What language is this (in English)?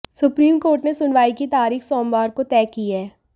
Hindi